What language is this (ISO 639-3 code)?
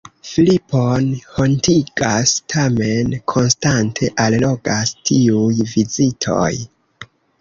epo